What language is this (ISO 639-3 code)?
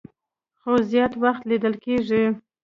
pus